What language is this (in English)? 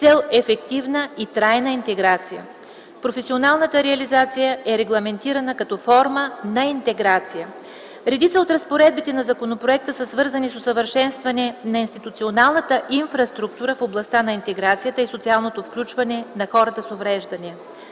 Bulgarian